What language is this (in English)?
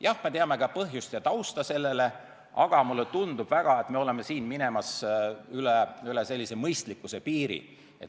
Estonian